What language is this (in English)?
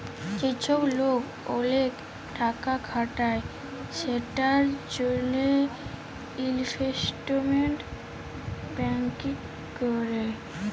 Bangla